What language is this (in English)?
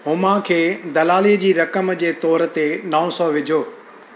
Sindhi